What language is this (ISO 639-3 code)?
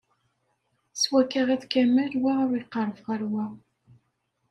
kab